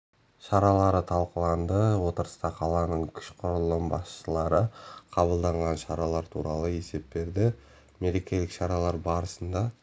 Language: Kazakh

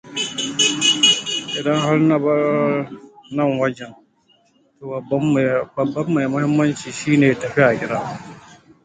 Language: Hausa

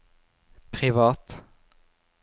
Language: Norwegian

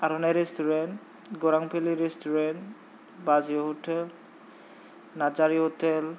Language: Bodo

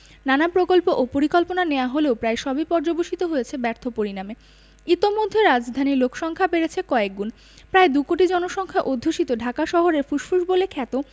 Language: Bangla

